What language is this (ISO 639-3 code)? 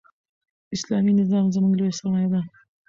pus